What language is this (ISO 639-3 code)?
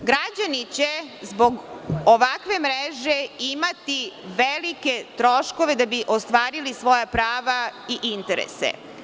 srp